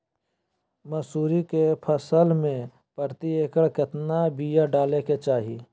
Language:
Magahi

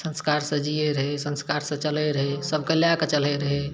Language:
Maithili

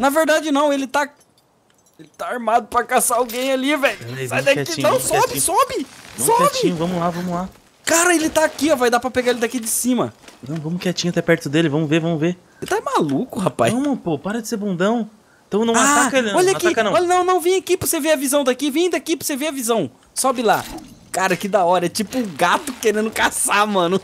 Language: Portuguese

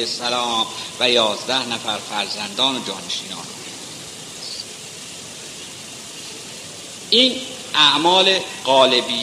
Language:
Persian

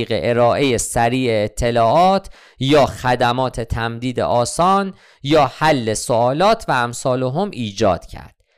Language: Persian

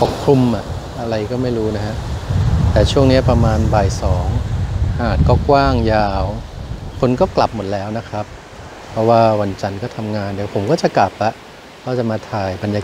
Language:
Thai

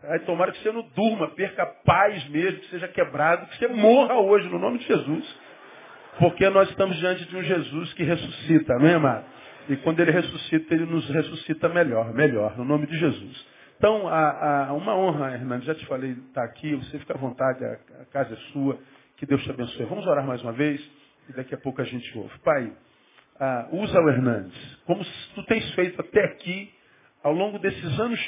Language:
Portuguese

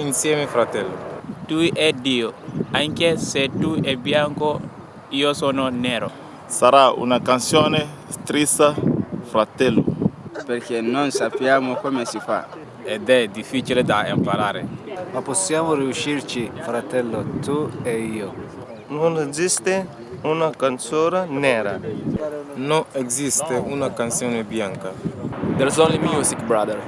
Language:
Italian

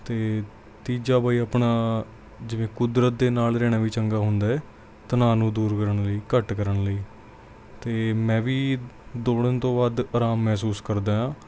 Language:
Punjabi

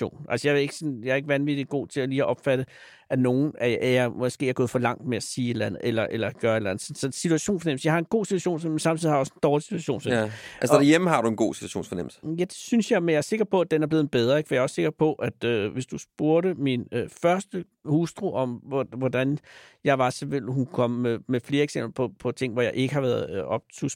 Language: Danish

